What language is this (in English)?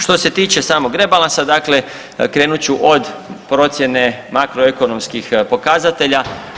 Croatian